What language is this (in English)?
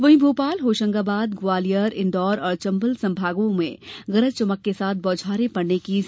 Hindi